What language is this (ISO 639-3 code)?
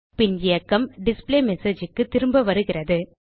tam